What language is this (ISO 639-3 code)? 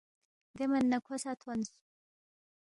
bft